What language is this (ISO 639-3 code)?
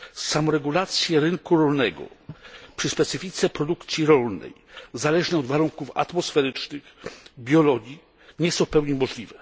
pol